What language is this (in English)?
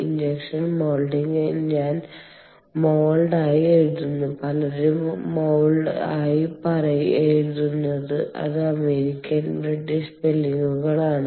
Malayalam